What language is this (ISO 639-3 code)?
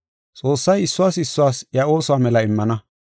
gof